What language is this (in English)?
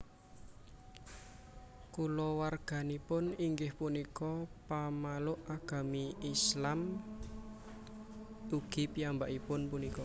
Javanese